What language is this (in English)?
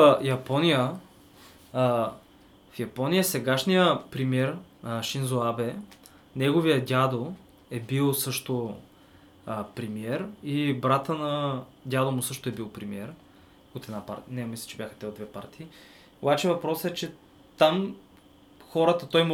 Bulgarian